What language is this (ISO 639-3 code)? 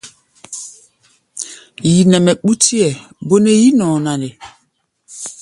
gba